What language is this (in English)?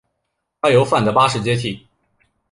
Chinese